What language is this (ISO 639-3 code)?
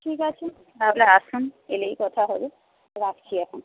ben